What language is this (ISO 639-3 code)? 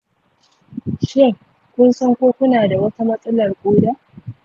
hau